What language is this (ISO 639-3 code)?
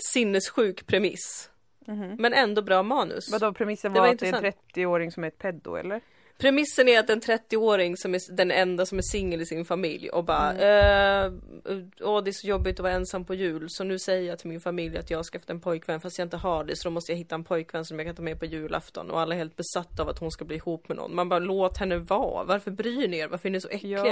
swe